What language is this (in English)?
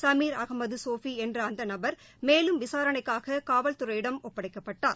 Tamil